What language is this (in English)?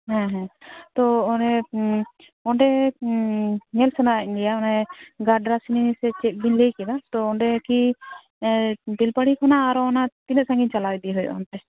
Santali